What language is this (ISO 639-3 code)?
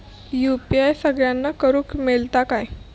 mar